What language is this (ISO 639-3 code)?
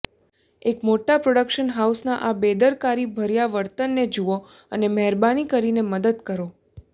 guj